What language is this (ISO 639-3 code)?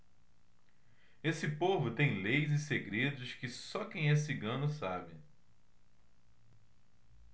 por